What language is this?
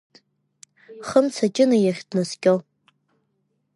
Abkhazian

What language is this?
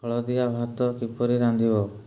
Odia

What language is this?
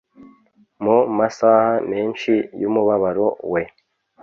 Kinyarwanda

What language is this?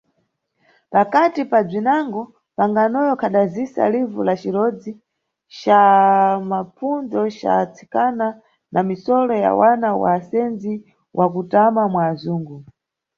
Nyungwe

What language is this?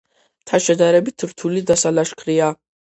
Georgian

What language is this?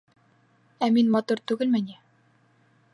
Bashkir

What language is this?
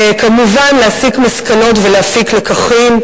Hebrew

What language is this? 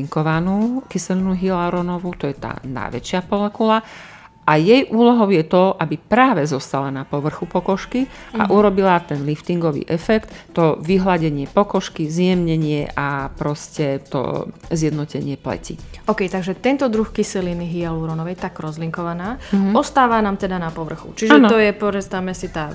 Slovak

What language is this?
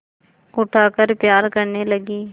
Hindi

